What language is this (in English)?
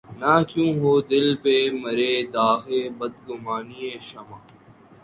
Urdu